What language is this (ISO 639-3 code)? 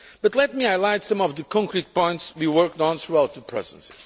eng